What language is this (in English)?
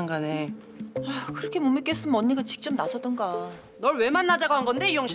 Korean